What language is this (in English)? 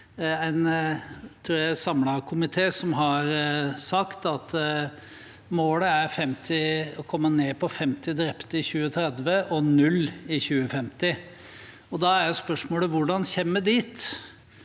Norwegian